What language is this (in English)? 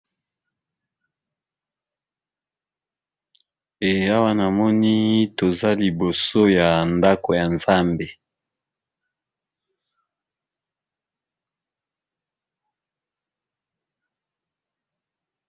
Lingala